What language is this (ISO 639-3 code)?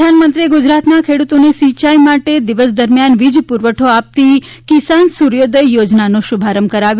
guj